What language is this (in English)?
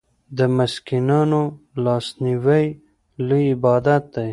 Pashto